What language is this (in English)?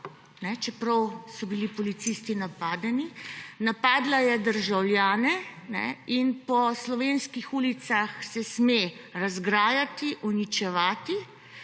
Slovenian